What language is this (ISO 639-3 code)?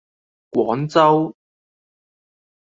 yue